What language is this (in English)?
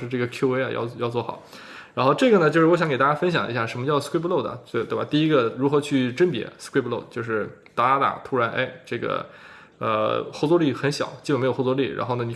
Chinese